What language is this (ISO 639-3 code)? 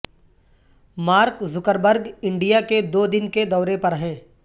urd